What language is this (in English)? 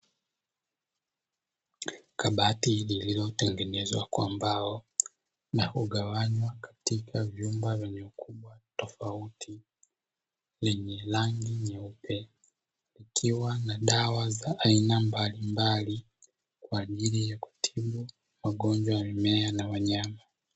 Swahili